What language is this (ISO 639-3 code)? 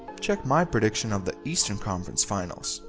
eng